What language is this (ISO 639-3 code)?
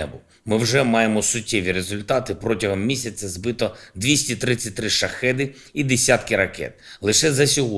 ukr